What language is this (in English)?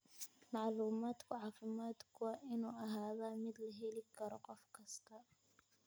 Somali